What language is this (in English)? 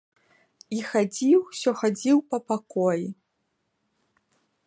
Belarusian